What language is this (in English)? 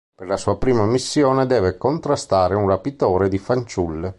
Italian